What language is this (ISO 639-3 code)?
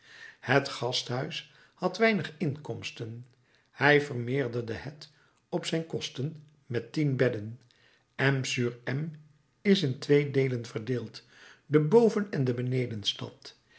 nld